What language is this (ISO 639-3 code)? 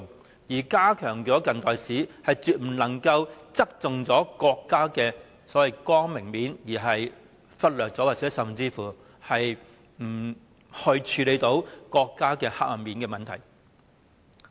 yue